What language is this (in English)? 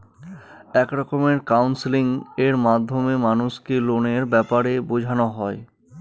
Bangla